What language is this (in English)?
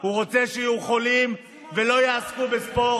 Hebrew